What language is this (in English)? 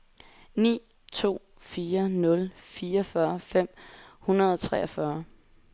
Danish